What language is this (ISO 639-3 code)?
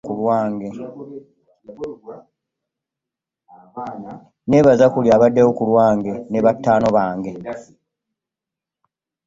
lug